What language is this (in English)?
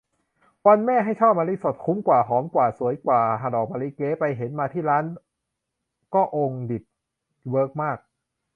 Thai